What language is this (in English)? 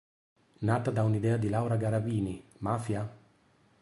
Italian